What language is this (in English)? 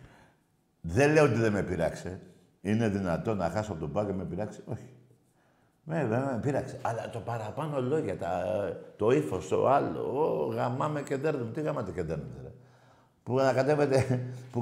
Greek